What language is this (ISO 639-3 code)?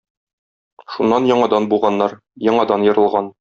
tat